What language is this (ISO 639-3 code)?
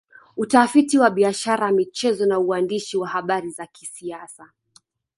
swa